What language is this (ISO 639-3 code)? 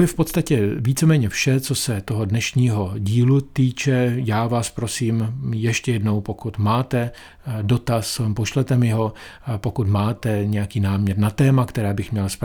ces